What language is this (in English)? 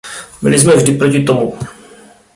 Czech